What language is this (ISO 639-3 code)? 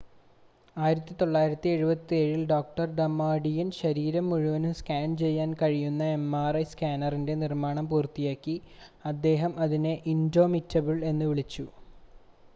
mal